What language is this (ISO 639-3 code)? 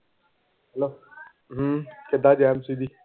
pan